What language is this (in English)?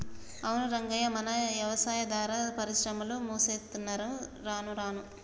Telugu